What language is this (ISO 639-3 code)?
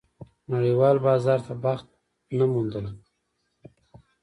pus